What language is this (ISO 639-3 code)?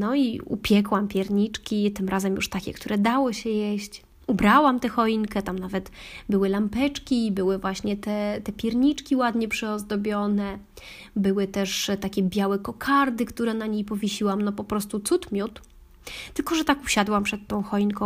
pol